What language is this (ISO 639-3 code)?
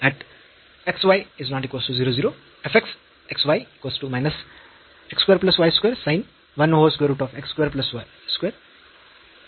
mar